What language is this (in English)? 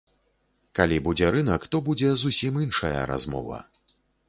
Belarusian